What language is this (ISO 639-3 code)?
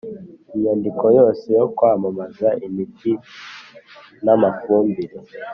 kin